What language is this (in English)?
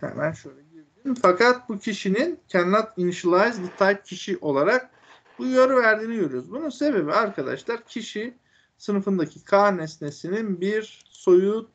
Turkish